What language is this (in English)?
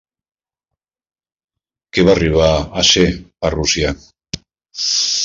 Catalan